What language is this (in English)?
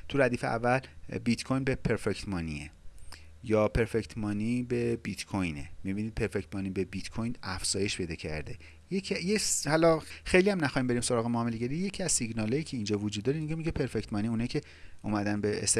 Persian